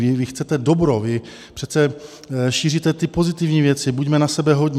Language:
Czech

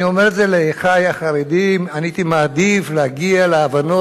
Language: Hebrew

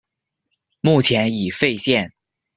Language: Chinese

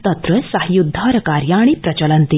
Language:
Sanskrit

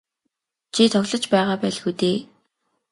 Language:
Mongolian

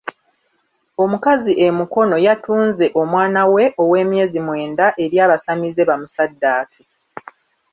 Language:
Ganda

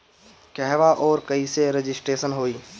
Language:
Bhojpuri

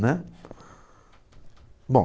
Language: Portuguese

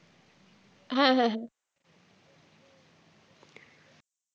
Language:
Bangla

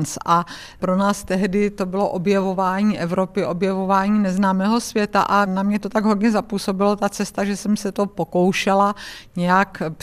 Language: Czech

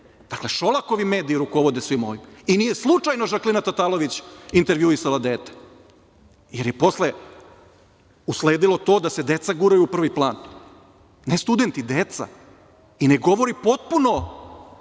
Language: Serbian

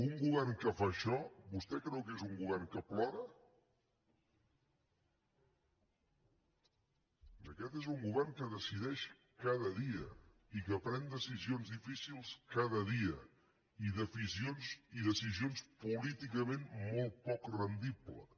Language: Catalan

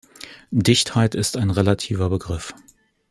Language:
German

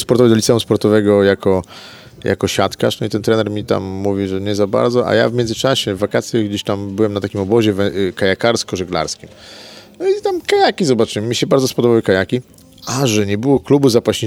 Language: Polish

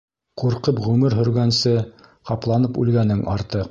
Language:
Bashkir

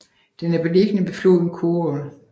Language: Danish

